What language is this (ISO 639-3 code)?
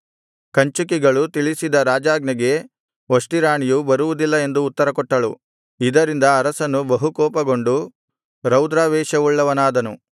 kan